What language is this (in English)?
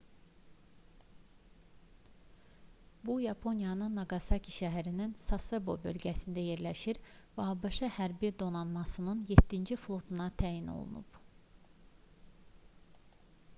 Azerbaijani